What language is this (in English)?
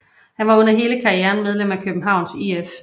Danish